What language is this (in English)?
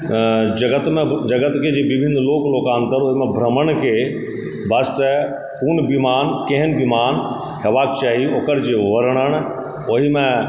Maithili